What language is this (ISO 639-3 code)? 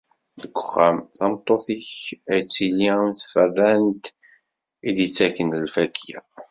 kab